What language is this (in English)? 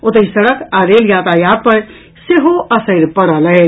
Maithili